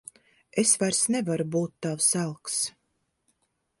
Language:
Latvian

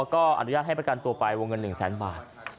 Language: Thai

